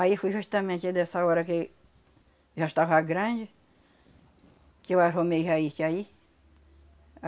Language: Portuguese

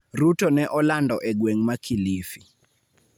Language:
Luo (Kenya and Tanzania)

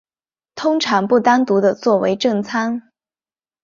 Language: Chinese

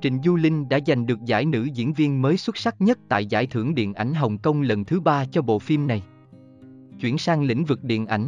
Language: Vietnamese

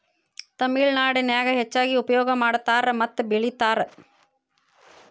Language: Kannada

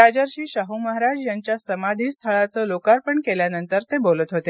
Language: Marathi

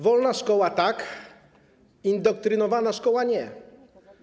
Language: Polish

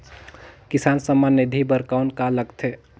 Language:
Chhattisgarhi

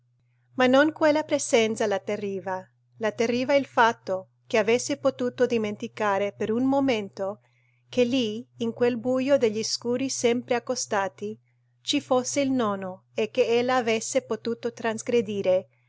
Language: Italian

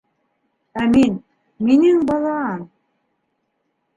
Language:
Bashkir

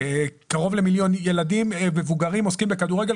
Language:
Hebrew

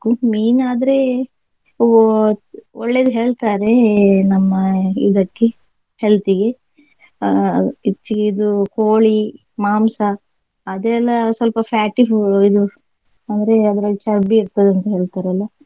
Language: Kannada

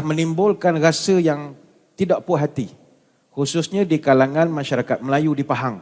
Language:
Malay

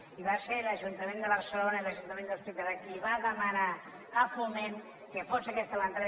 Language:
Catalan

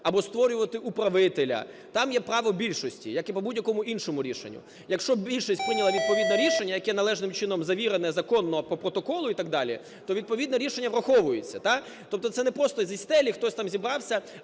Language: Ukrainian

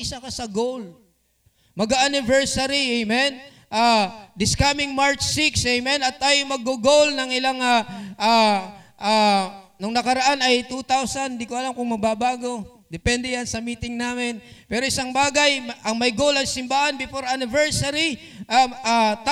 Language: Filipino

